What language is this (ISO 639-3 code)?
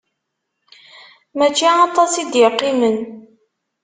kab